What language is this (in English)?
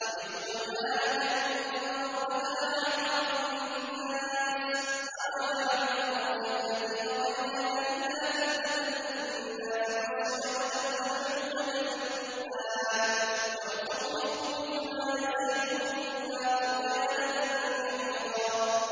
Arabic